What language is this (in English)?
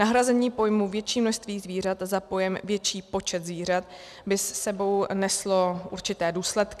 Czech